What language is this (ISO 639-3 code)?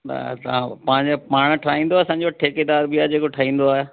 snd